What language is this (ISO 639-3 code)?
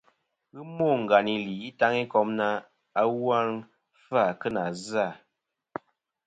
bkm